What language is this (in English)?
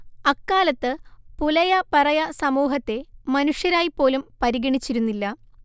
Malayalam